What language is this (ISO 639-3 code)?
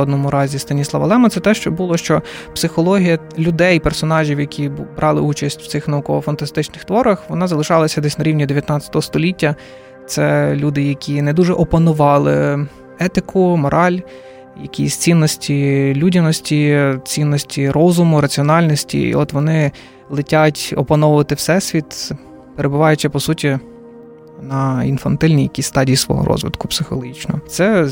ukr